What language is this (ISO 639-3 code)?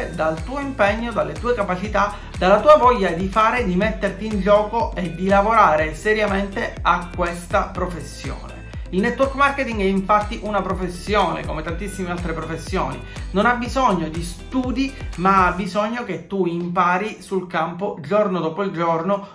ita